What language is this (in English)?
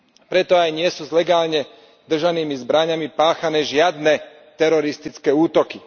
Slovak